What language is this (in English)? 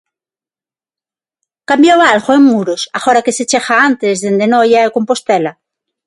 Galician